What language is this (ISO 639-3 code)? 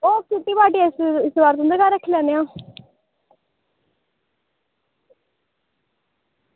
doi